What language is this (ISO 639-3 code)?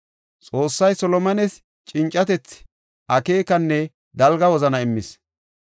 gof